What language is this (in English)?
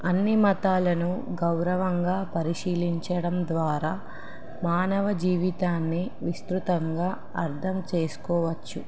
Telugu